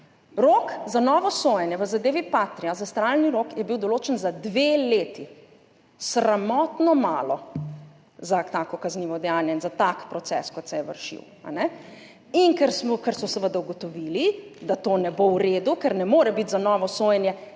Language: Slovenian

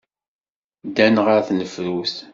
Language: Kabyle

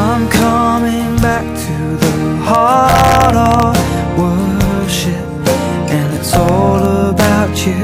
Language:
Filipino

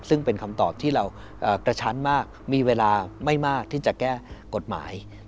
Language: Thai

